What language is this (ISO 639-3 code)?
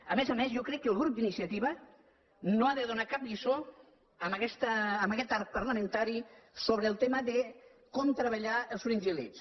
cat